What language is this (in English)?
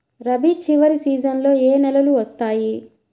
Telugu